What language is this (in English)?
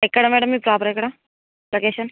Telugu